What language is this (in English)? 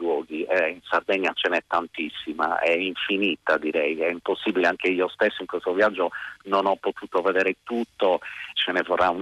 Italian